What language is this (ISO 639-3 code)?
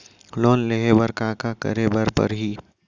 hne